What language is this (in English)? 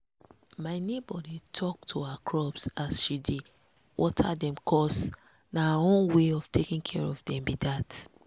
Nigerian Pidgin